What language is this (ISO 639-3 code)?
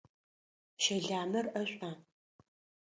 ady